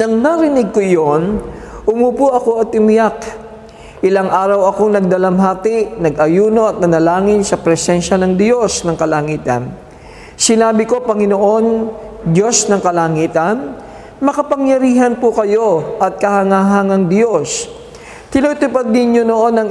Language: Filipino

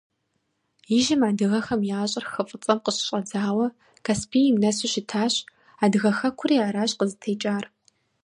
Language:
Kabardian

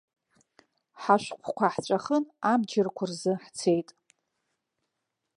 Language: Abkhazian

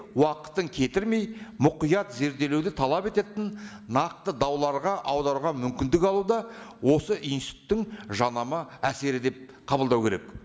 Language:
Kazakh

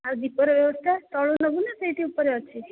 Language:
Odia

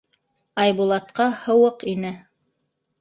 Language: Bashkir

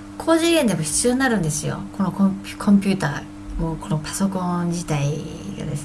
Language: Japanese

